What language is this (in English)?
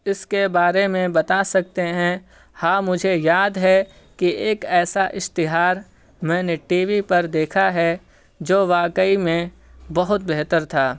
Urdu